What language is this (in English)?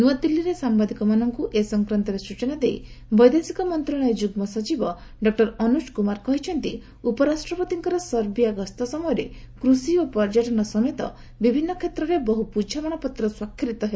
Odia